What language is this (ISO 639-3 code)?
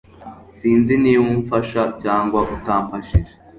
kin